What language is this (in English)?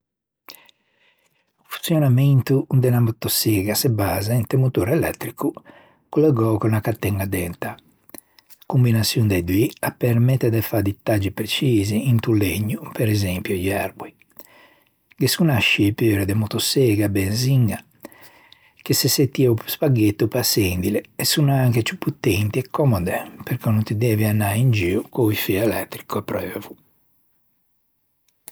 Ligurian